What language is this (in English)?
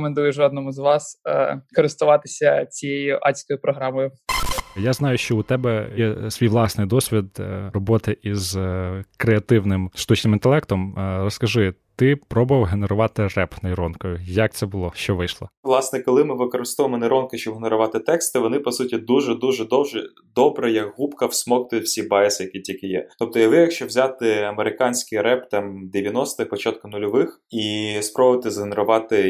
Ukrainian